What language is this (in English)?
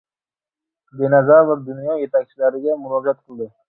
Uzbek